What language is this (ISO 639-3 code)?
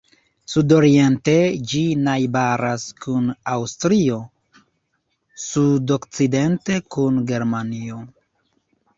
epo